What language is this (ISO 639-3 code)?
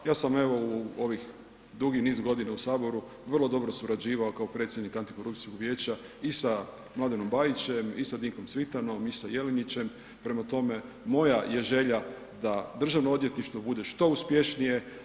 hrv